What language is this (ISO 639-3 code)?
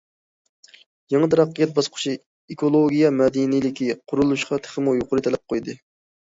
uig